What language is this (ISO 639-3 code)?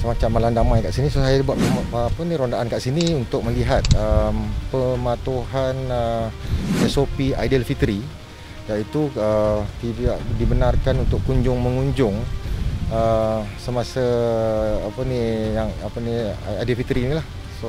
msa